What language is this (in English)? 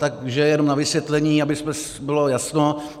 Czech